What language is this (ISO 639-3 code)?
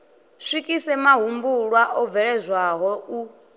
ven